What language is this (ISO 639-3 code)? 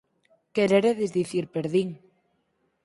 glg